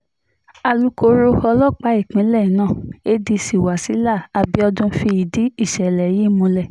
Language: Yoruba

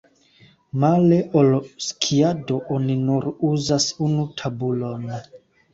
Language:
Esperanto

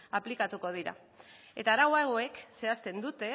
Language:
Basque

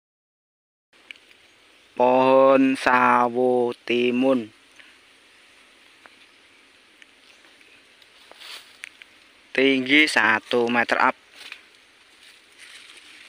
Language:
Indonesian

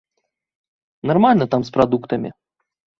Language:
Belarusian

